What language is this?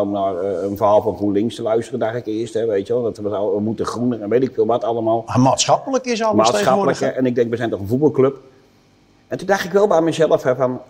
Dutch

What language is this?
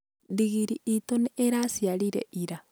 Kikuyu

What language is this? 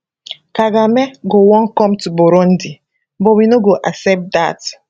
Nigerian Pidgin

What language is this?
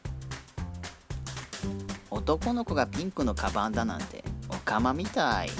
Japanese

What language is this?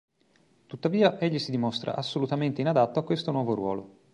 Italian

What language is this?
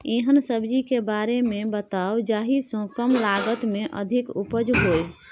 Maithili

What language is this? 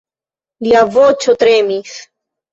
Esperanto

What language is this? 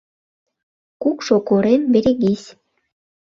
Mari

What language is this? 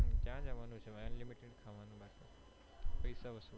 Gujarati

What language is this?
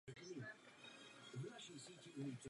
Czech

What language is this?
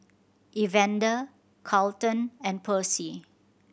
English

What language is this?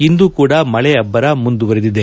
Kannada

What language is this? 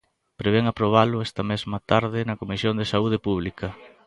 Galician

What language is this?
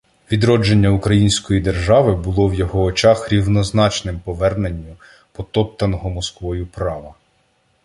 Ukrainian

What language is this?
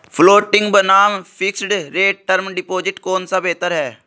Hindi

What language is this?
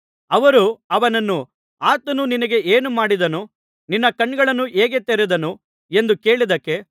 Kannada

